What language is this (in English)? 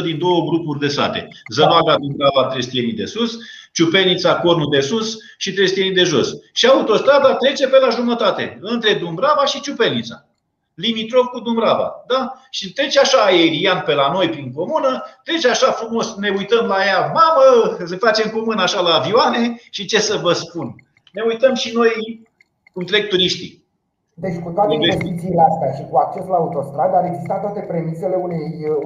Romanian